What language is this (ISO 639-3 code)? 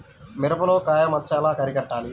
tel